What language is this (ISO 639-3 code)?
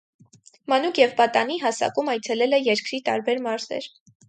hye